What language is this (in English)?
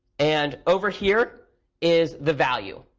English